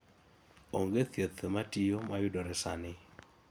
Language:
Luo (Kenya and Tanzania)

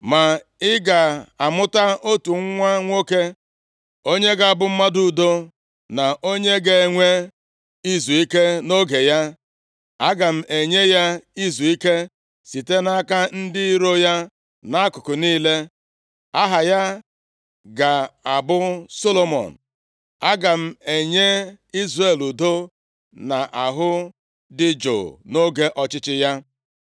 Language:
Igbo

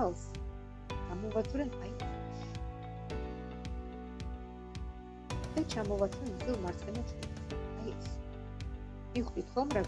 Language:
Russian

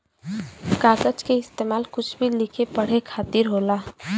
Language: Bhojpuri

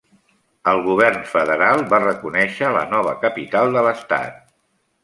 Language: Catalan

